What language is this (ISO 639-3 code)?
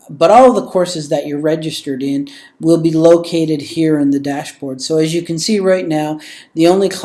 eng